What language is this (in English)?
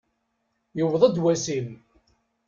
Kabyle